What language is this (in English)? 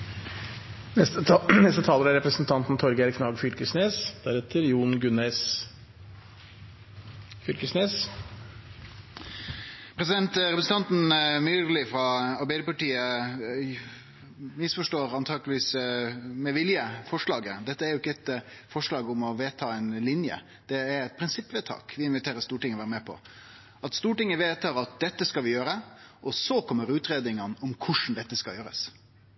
Norwegian